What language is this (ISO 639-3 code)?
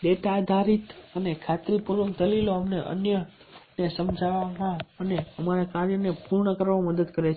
guj